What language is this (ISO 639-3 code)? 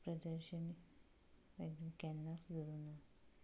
kok